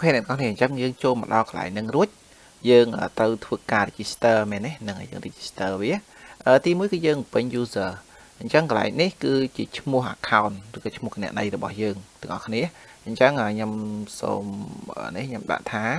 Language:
Vietnamese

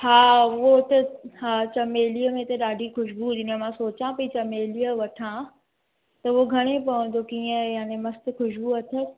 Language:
Sindhi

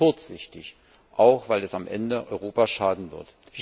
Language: German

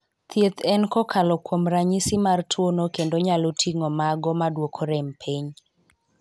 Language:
Luo (Kenya and Tanzania)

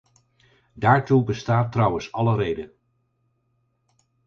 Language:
Dutch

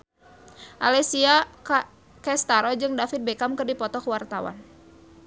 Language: Sundanese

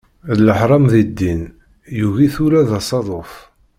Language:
Kabyle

